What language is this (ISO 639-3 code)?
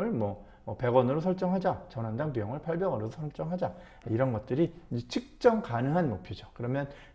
kor